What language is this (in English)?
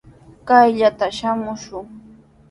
Sihuas Ancash Quechua